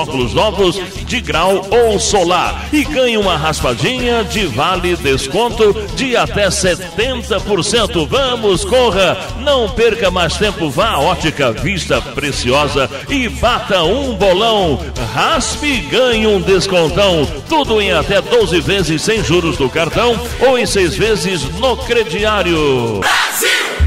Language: Portuguese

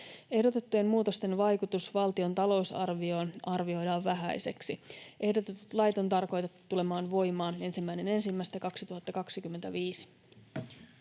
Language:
Finnish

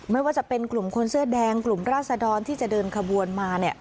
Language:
Thai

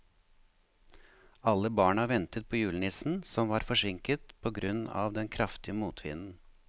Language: Norwegian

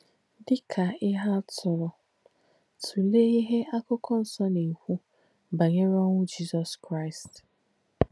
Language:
Igbo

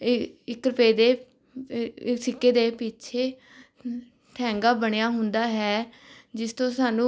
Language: Punjabi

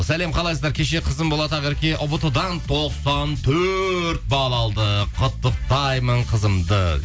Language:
Kazakh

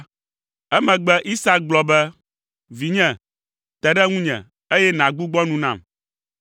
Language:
Ewe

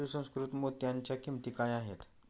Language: Marathi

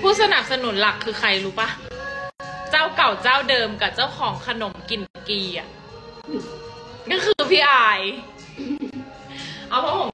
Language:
Thai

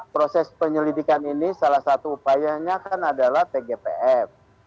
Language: Indonesian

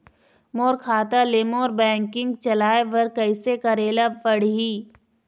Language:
Chhattisgarhi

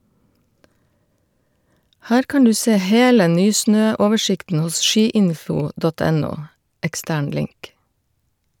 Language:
Norwegian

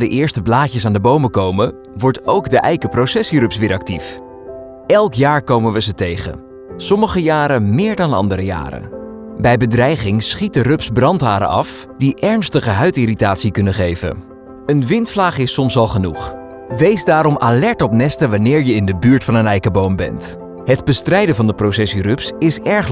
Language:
Dutch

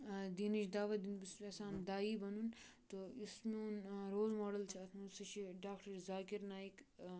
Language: Kashmiri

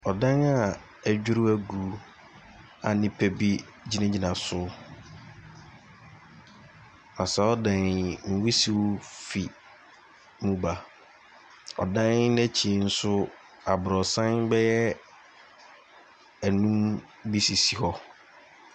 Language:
Akan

